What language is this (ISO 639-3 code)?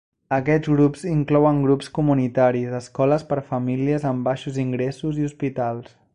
cat